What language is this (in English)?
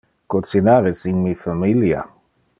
Interlingua